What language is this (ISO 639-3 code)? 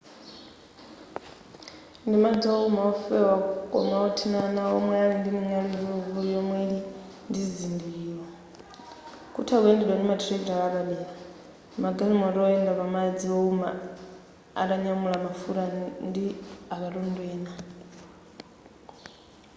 nya